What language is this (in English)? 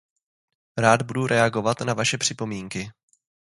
Czech